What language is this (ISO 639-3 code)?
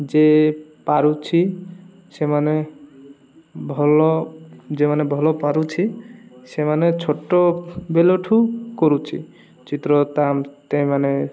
ori